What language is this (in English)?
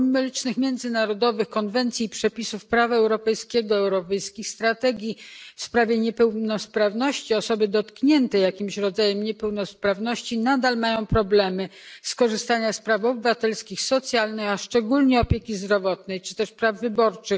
Polish